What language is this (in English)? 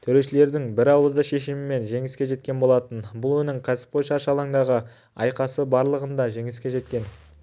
Kazakh